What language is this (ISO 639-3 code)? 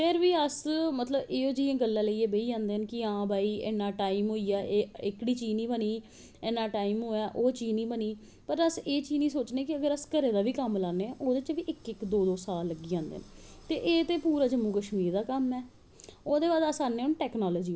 doi